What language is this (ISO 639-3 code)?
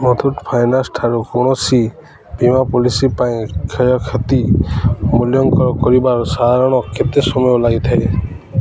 ori